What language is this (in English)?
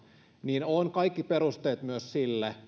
Finnish